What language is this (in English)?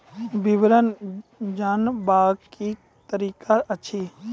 Maithili